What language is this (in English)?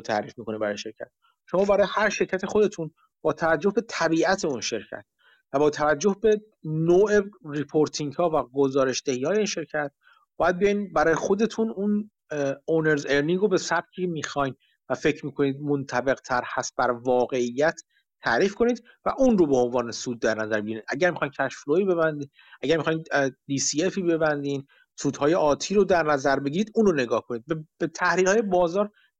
Persian